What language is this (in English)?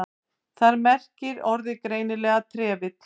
Icelandic